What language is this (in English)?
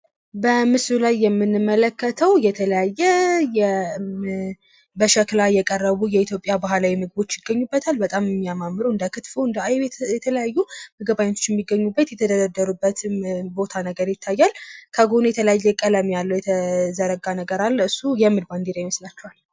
Amharic